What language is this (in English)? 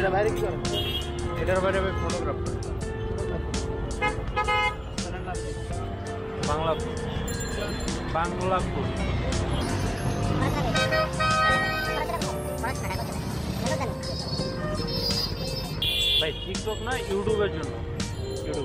Arabic